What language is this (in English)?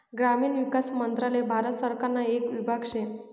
Marathi